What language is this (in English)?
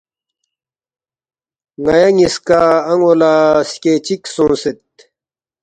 Balti